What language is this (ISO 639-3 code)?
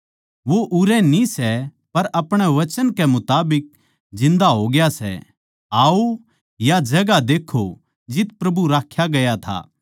bgc